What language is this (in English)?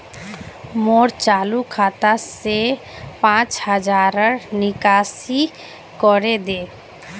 Magahi